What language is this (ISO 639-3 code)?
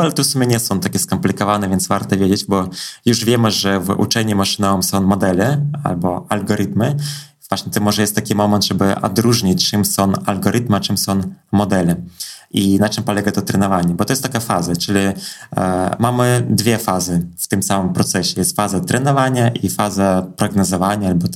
pol